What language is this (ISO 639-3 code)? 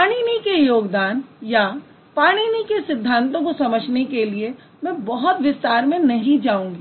hin